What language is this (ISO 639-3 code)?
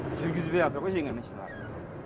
kaz